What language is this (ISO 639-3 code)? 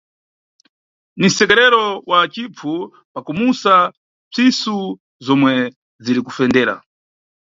nyu